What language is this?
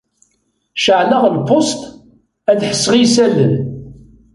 Kabyle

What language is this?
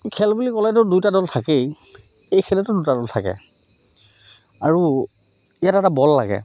Assamese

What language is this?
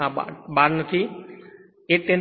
Gujarati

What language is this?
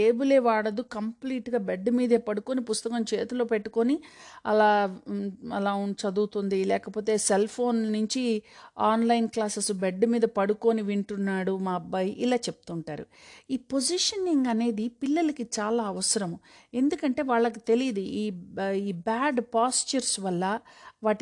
Telugu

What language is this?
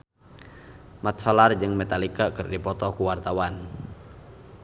Sundanese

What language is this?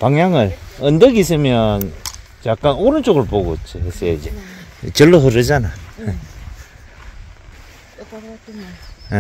Korean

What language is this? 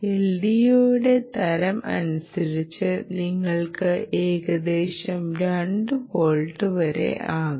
Malayalam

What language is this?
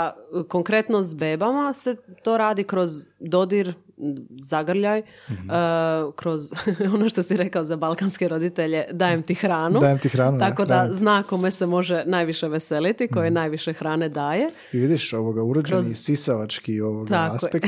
Croatian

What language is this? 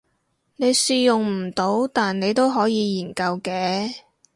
Cantonese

